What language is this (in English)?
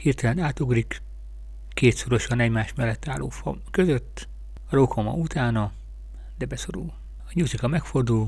Hungarian